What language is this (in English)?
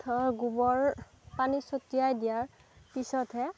Assamese